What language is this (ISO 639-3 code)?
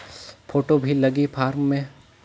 hne